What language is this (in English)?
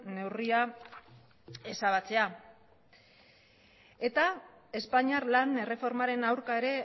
Basque